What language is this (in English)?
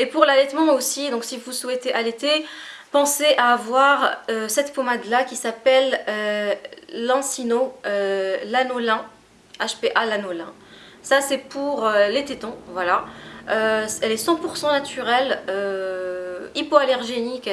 French